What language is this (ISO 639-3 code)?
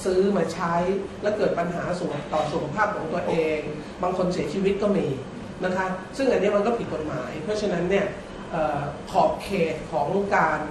tha